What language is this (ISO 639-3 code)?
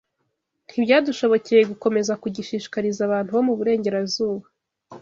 kin